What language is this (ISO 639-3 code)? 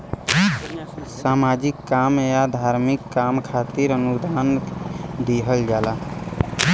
bho